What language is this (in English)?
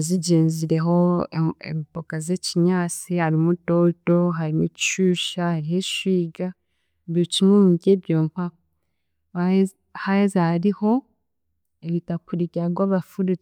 Chiga